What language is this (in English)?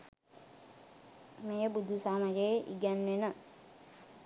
Sinhala